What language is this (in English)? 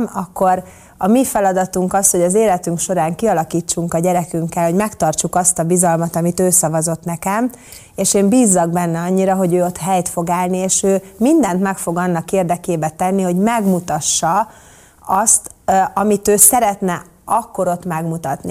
Hungarian